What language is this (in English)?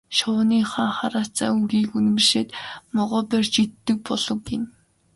Mongolian